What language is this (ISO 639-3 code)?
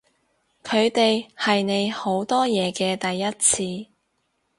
yue